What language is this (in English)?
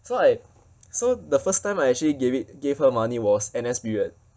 English